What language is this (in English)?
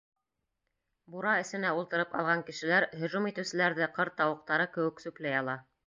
Bashkir